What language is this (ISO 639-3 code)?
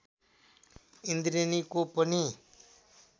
nep